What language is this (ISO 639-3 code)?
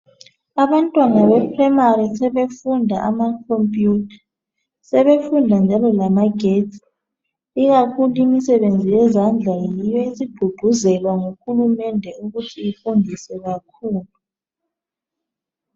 nde